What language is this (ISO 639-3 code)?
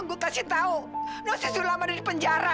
ind